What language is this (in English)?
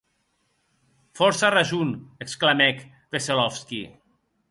Occitan